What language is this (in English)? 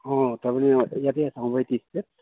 Assamese